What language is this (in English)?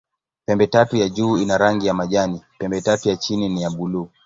Swahili